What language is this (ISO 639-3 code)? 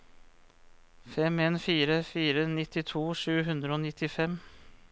nor